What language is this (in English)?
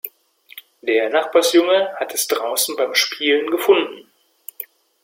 German